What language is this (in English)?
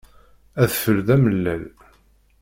Kabyle